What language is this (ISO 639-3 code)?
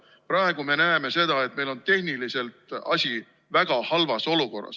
est